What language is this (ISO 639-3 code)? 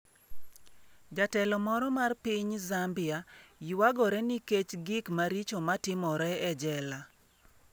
luo